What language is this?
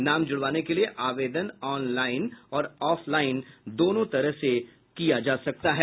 Hindi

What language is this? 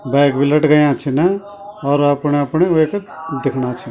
Garhwali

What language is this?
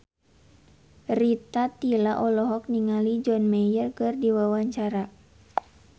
Sundanese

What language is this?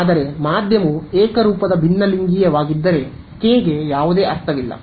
Kannada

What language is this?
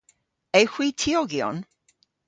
Cornish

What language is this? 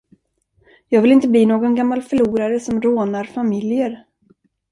Swedish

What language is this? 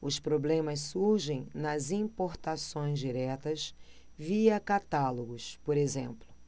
Portuguese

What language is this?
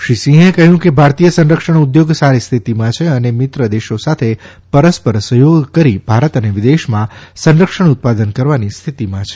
Gujarati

